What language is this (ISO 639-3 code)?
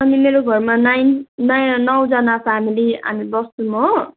nep